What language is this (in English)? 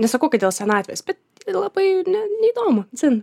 Lithuanian